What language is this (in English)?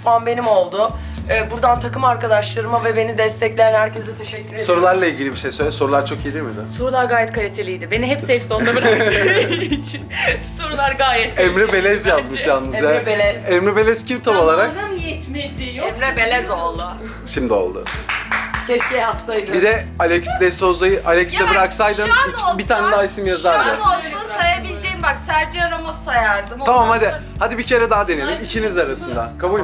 Turkish